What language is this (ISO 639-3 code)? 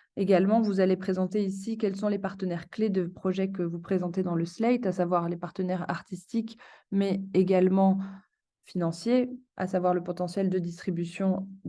fra